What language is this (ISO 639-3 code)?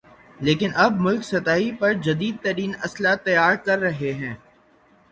urd